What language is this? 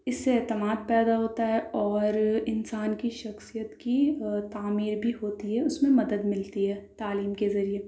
Urdu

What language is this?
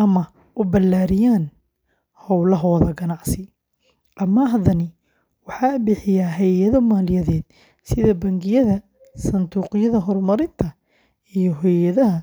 Somali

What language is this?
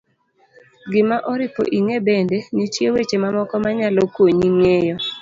Luo (Kenya and Tanzania)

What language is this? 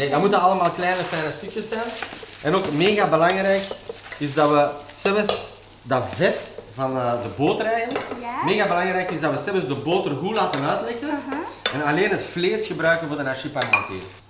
Dutch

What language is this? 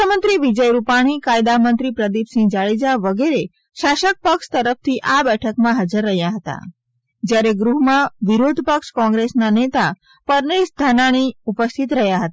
Gujarati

